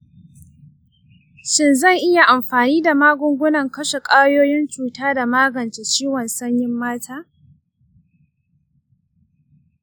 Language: Hausa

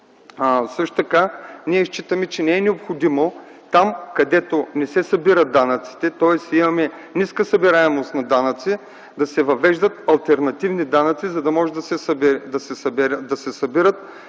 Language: Bulgarian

